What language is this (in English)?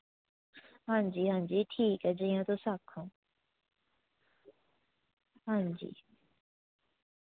Dogri